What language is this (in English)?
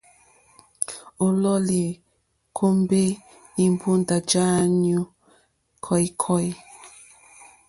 Mokpwe